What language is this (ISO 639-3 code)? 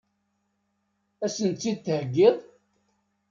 kab